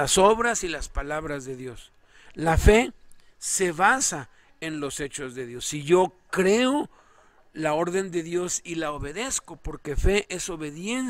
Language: Spanish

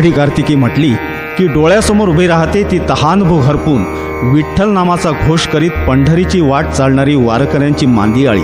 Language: Arabic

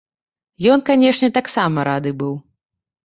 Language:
Belarusian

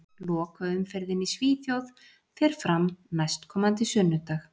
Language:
Icelandic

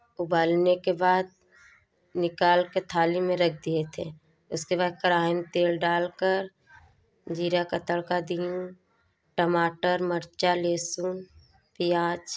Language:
Hindi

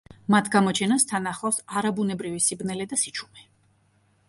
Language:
Georgian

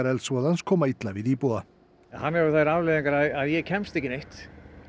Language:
Icelandic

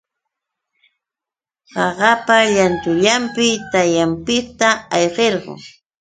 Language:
Yauyos Quechua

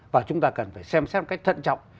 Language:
Vietnamese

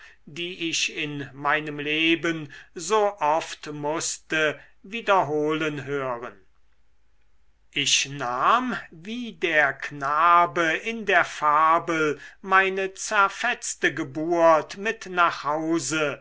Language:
German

